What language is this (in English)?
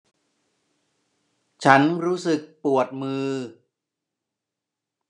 Thai